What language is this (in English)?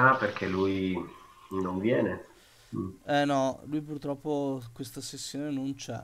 Italian